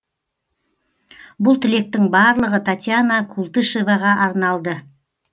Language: Kazakh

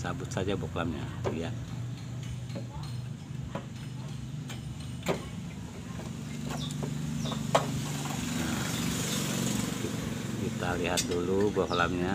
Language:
Indonesian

